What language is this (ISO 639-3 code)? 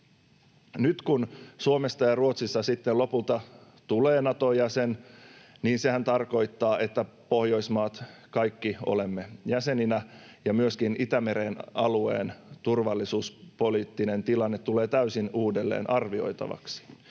fin